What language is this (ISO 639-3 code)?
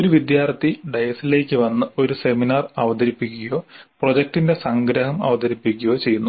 mal